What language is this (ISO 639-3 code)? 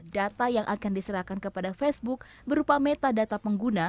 ind